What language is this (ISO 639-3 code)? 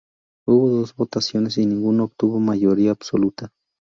spa